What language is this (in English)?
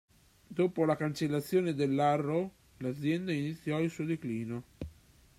Italian